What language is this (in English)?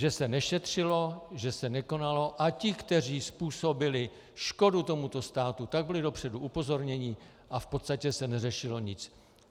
Czech